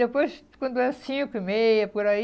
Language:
Portuguese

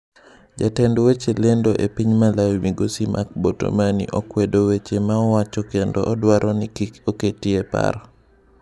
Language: Luo (Kenya and Tanzania)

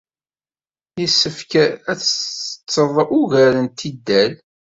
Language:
Kabyle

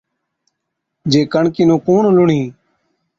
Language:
Od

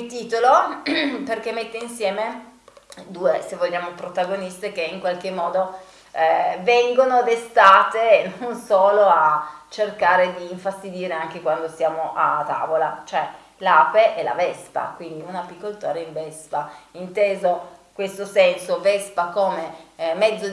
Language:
Italian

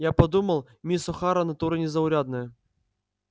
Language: Russian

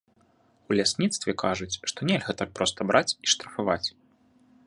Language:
Belarusian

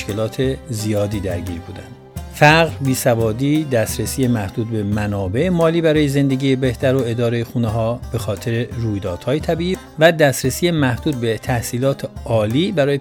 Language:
Persian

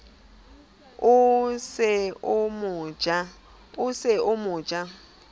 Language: Southern Sotho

